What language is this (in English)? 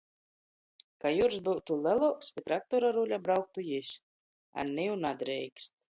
Latgalian